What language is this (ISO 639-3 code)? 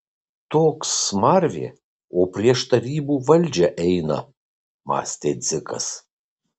lit